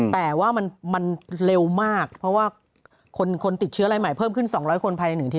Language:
Thai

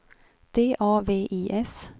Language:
Swedish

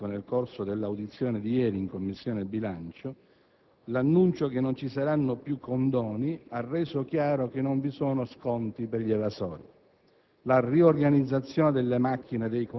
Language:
Italian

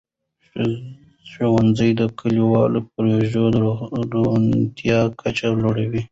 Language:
Pashto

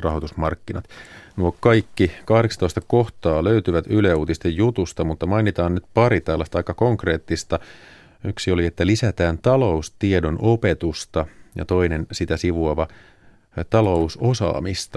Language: Finnish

